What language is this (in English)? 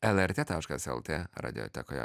Lithuanian